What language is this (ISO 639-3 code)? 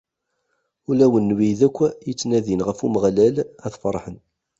kab